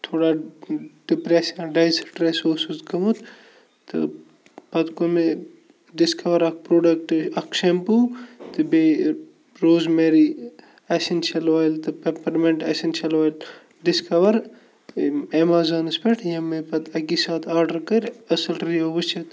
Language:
Kashmiri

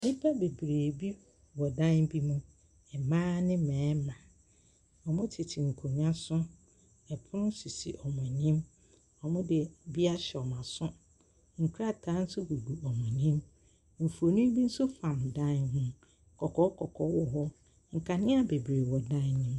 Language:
Akan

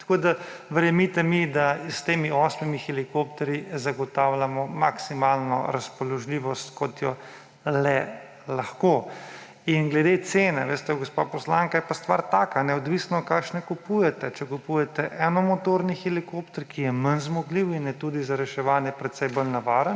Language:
Slovenian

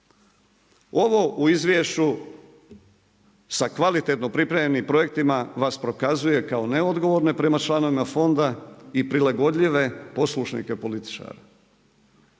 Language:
Croatian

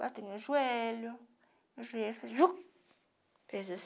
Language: Portuguese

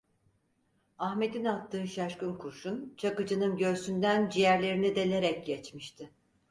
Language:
Turkish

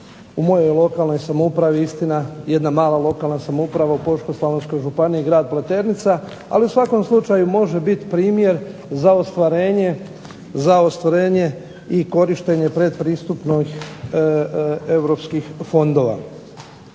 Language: Croatian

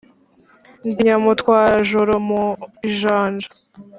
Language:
Kinyarwanda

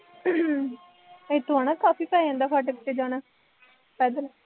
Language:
Punjabi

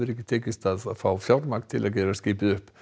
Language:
Icelandic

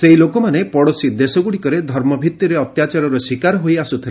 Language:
Odia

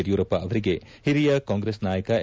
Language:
Kannada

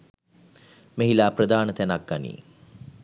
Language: Sinhala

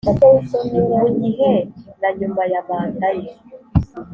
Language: Kinyarwanda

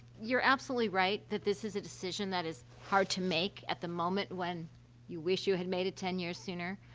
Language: English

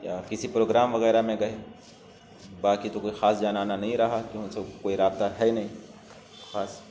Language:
Urdu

